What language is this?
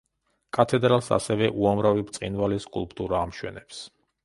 Georgian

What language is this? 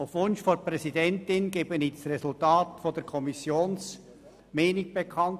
Swiss German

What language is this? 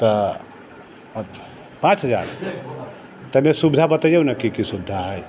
Maithili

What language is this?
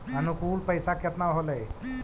Magahi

